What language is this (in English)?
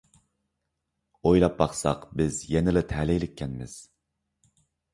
Uyghur